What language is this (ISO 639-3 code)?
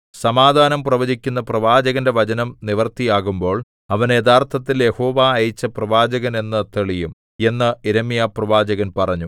mal